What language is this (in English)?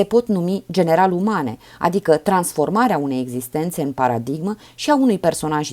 Romanian